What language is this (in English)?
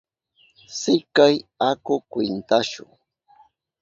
Southern Pastaza Quechua